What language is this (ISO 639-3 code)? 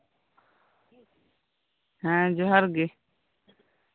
sat